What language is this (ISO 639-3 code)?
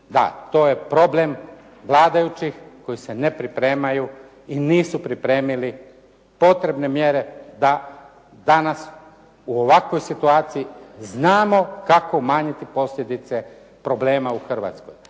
hrv